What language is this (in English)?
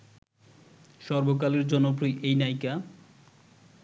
Bangla